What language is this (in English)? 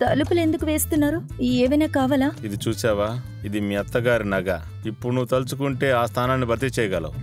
Korean